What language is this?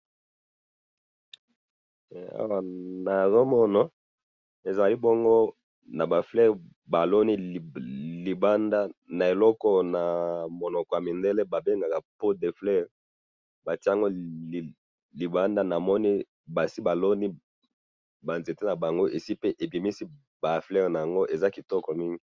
Lingala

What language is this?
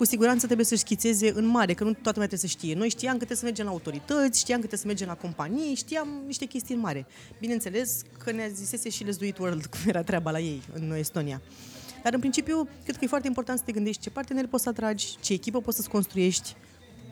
Romanian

